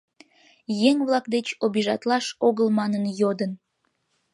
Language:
Mari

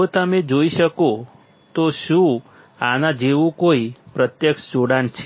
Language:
Gujarati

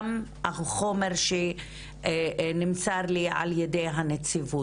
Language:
Hebrew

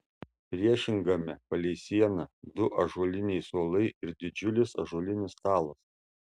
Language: Lithuanian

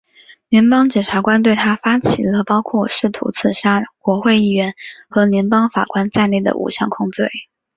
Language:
Chinese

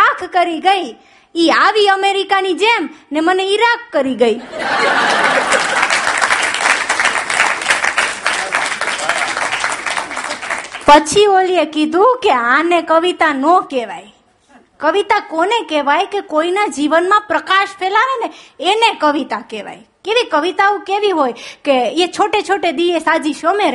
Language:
Gujarati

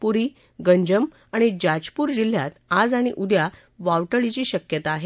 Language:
Marathi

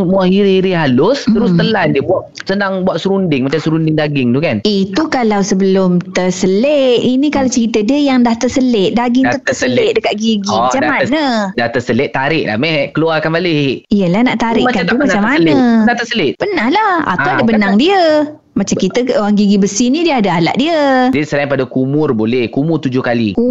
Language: Malay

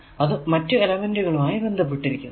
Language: Malayalam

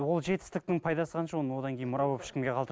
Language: Kazakh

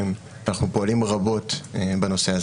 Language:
Hebrew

